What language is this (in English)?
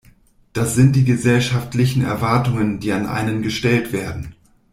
German